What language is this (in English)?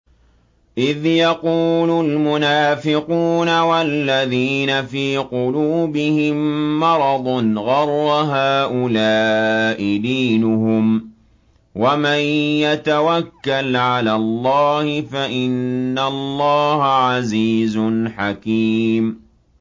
Arabic